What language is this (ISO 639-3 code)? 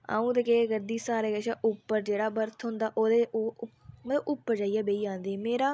doi